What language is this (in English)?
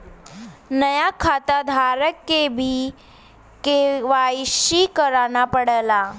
Bhojpuri